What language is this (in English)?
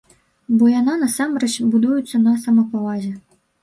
Belarusian